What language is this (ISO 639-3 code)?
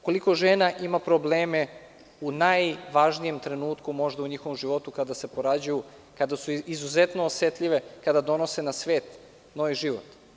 srp